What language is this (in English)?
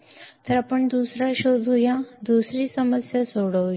Marathi